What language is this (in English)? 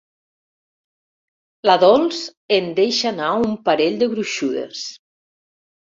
Catalan